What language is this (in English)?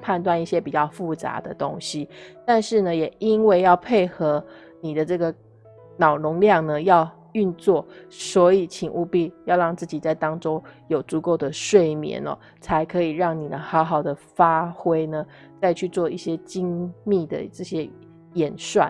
Chinese